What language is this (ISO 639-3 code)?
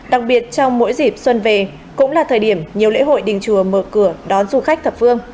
vie